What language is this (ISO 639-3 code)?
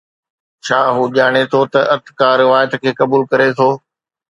snd